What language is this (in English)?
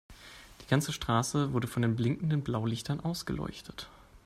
German